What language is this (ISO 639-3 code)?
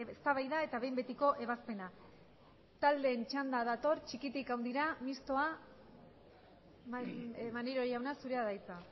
eus